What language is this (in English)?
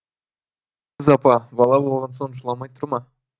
Kazakh